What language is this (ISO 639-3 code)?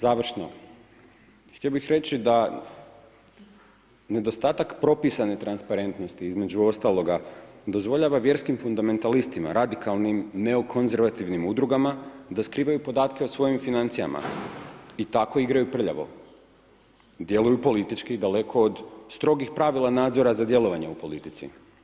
hrv